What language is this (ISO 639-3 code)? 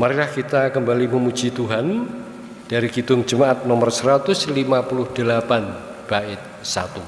ind